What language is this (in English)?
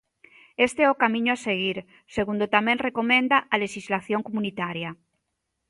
Galician